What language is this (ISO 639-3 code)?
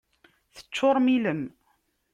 kab